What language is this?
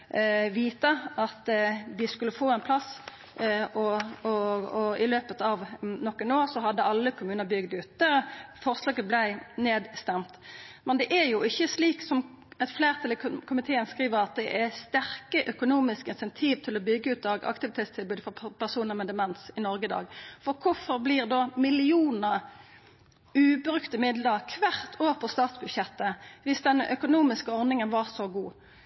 Norwegian Nynorsk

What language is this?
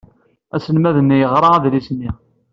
Kabyle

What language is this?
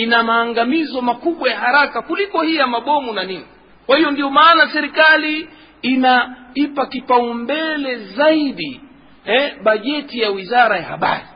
Swahili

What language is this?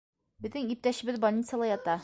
Bashkir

